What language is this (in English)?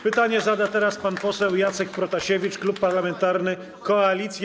Polish